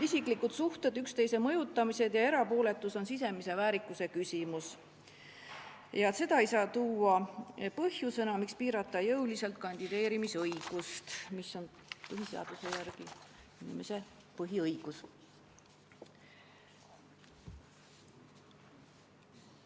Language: Estonian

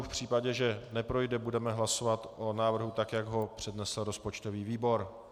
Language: Czech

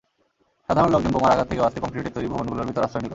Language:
Bangla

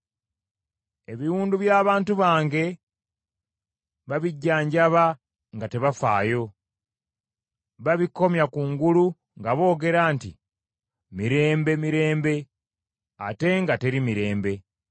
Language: Ganda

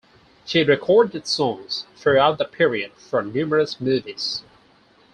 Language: English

